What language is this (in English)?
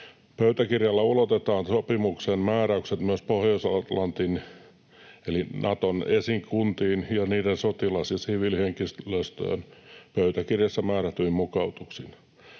Finnish